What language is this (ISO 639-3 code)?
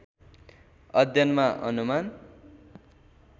nep